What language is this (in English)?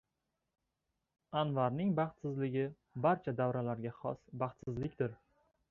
Uzbek